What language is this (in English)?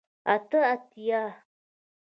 Pashto